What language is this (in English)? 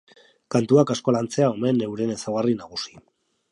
Basque